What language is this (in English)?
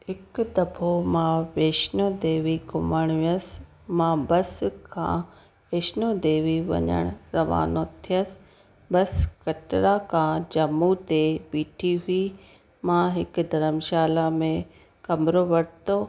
Sindhi